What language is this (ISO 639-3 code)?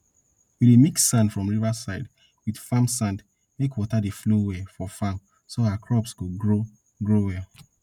pcm